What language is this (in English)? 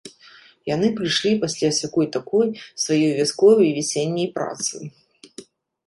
Belarusian